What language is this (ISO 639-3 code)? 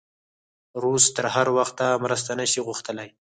pus